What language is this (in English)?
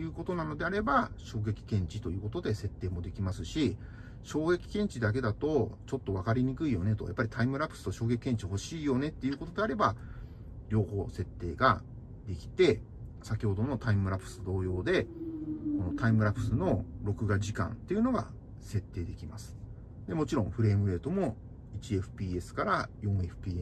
Japanese